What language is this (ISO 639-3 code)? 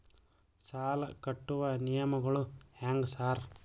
kan